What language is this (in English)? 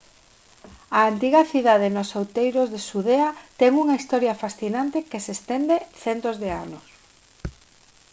Galician